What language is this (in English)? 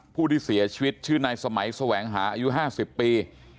Thai